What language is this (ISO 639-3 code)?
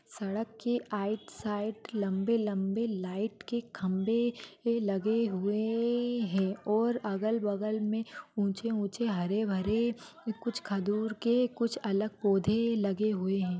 mwr